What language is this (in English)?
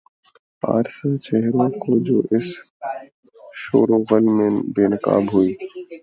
Urdu